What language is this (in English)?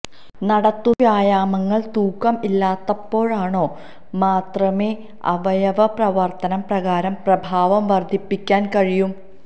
Malayalam